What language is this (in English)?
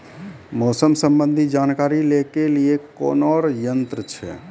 Maithili